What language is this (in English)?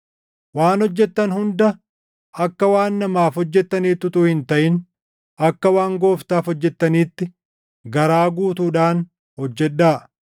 Oromo